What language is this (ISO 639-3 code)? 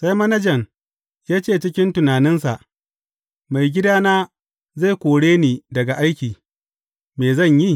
hau